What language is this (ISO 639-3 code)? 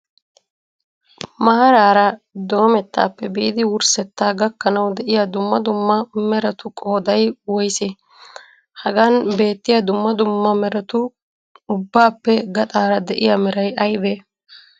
wal